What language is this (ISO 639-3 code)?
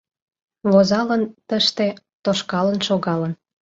chm